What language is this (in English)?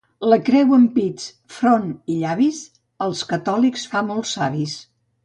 Catalan